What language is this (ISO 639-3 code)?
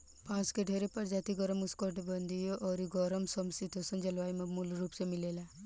bho